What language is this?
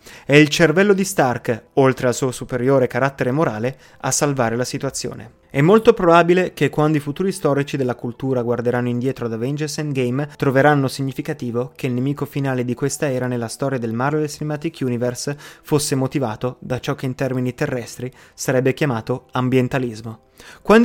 Italian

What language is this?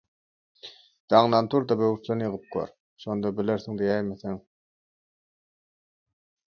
Turkmen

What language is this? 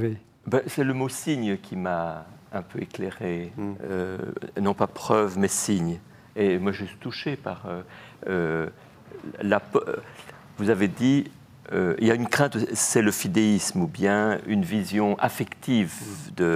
French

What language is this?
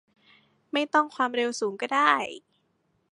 Thai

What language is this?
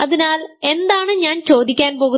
Malayalam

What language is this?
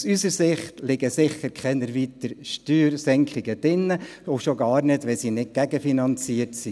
Swiss German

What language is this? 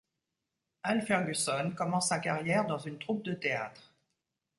French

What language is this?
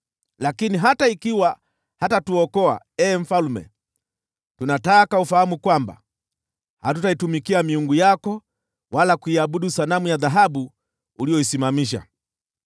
Swahili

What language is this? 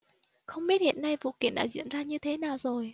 Vietnamese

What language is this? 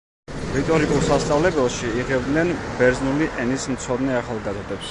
Georgian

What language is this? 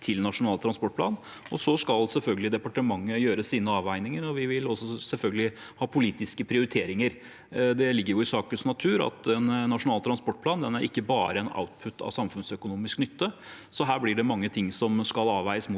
Norwegian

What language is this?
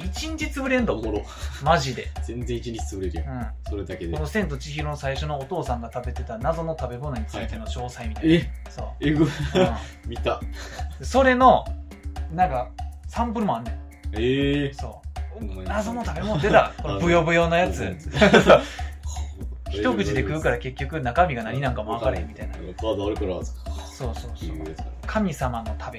Japanese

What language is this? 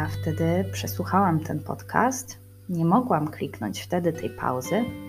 Polish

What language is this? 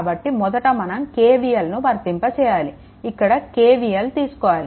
Telugu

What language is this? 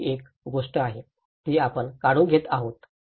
Marathi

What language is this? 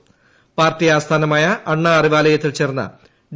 Malayalam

